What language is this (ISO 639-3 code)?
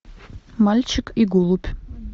rus